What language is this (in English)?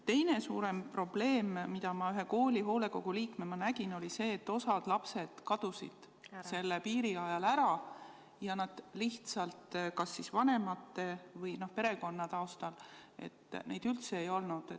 Estonian